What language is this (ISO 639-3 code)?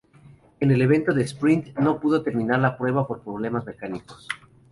spa